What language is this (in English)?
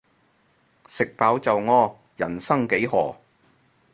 Cantonese